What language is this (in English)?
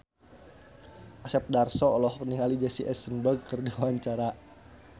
Sundanese